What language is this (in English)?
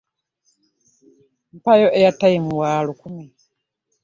Ganda